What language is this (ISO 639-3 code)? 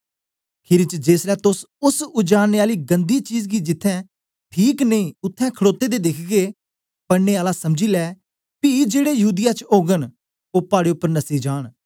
doi